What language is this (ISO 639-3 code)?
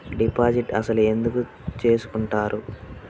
tel